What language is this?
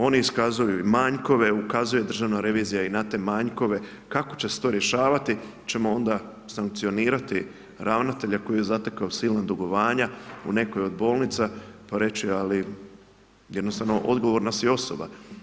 Croatian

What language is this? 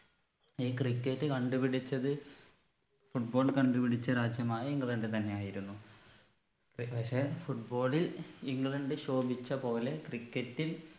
Malayalam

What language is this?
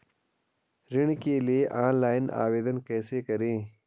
Hindi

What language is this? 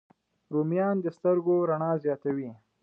Pashto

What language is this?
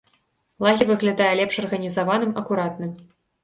Belarusian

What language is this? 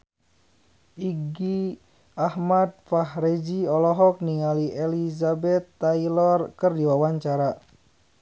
Sundanese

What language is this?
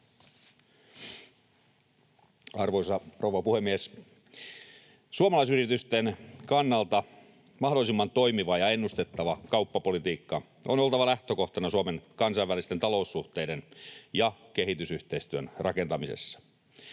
Finnish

